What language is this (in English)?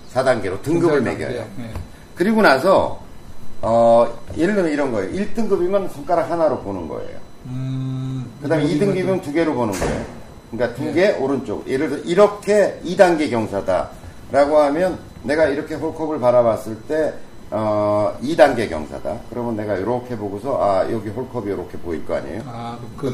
Korean